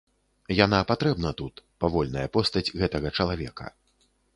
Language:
Belarusian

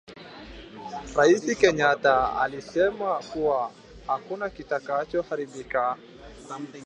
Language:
Swahili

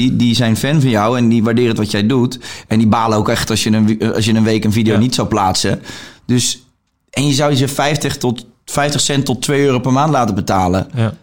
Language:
Dutch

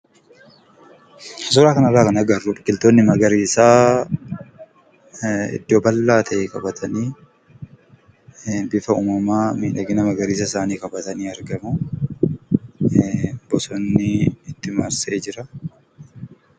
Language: Oromo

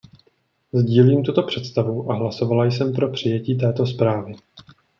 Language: Czech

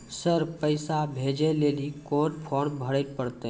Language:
Maithili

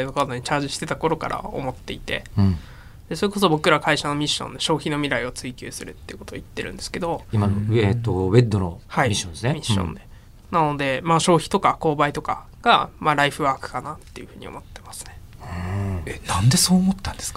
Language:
Japanese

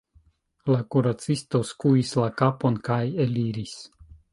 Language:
Esperanto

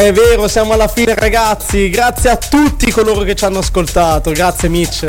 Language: Italian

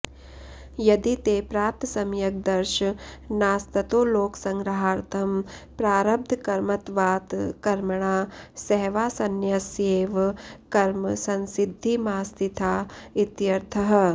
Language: Sanskrit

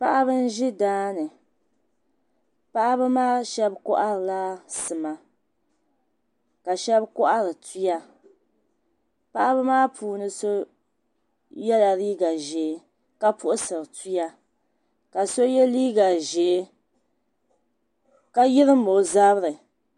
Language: Dagbani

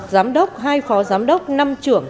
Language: Vietnamese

